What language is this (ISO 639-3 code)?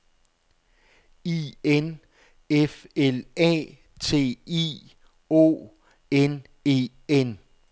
dan